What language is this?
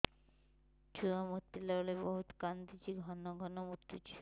Odia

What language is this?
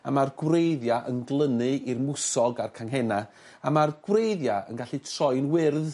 Welsh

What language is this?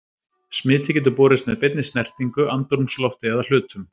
Icelandic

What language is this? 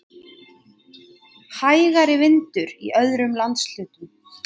Icelandic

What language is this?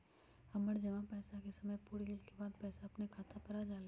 Magahi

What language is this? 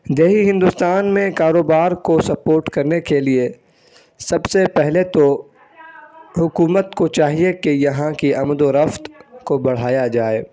Urdu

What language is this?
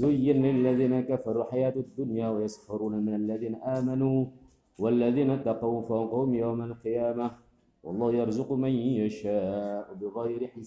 Indonesian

